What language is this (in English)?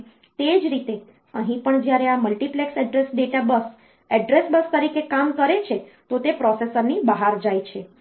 Gujarati